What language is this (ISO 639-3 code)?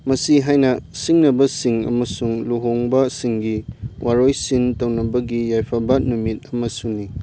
mni